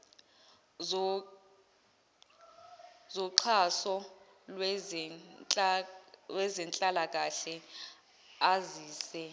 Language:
Zulu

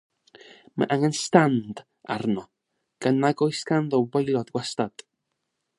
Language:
Welsh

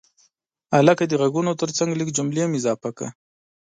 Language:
Pashto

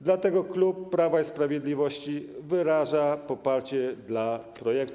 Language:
Polish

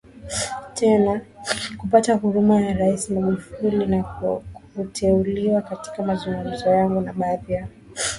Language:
Swahili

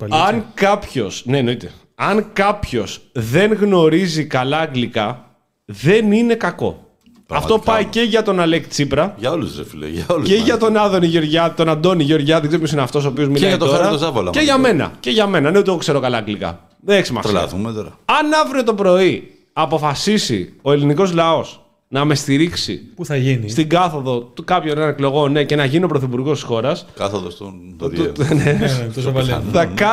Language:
Greek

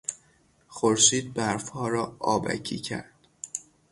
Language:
Persian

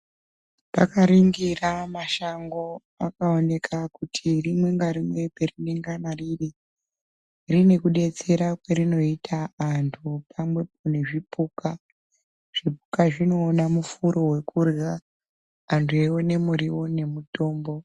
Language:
Ndau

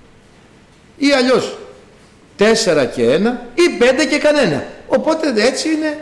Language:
Greek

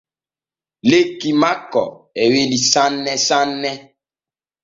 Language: Borgu Fulfulde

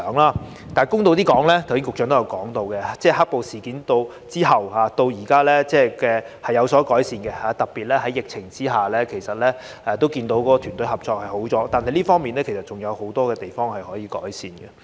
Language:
Cantonese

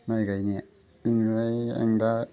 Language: Bodo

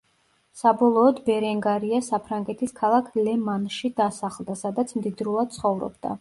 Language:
Georgian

